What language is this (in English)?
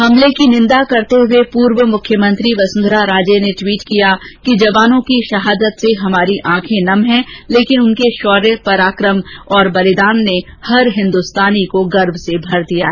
Hindi